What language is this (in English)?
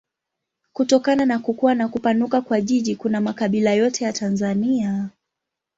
Swahili